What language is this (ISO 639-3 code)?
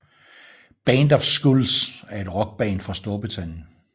dan